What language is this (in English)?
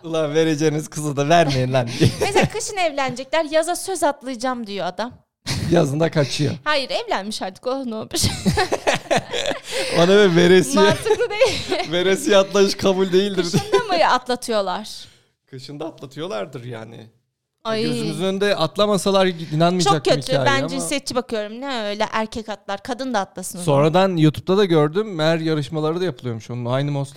Turkish